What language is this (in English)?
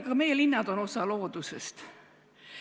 Estonian